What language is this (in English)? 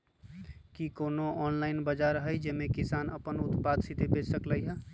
Magahi